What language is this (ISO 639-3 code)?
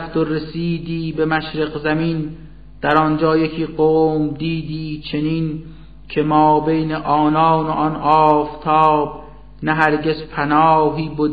fas